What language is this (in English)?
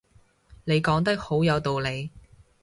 Cantonese